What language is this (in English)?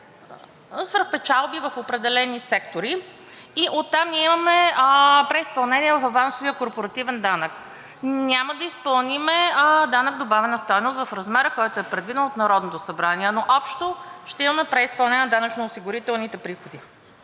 Bulgarian